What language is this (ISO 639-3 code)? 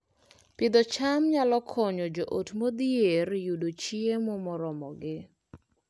luo